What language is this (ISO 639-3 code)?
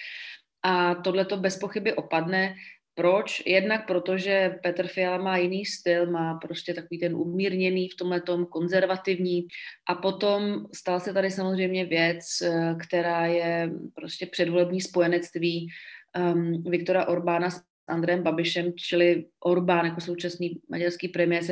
ces